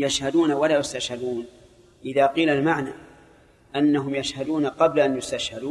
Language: Arabic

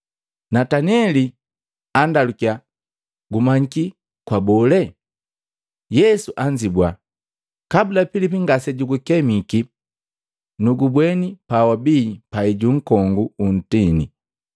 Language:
Matengo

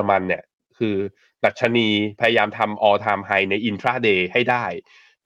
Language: Thai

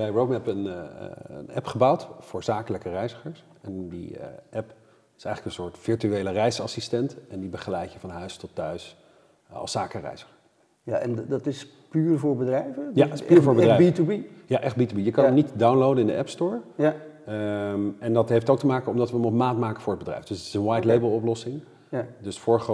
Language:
Dutch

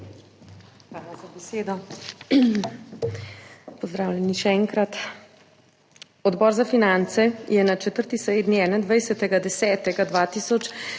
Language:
Slovenian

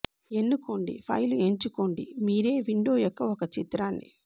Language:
Telugu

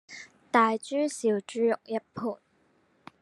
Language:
Chinese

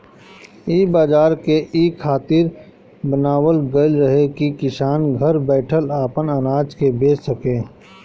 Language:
Bhojpuri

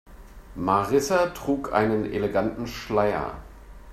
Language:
German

